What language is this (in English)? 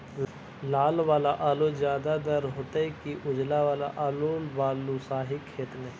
Magahi